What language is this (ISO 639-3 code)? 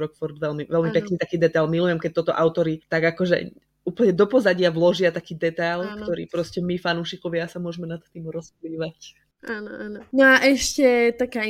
slk